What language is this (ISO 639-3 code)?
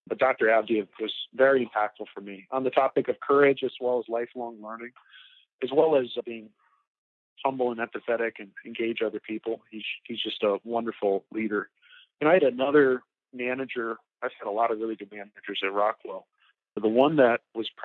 eng